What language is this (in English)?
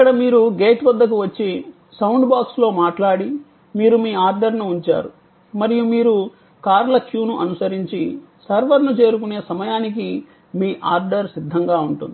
Telugu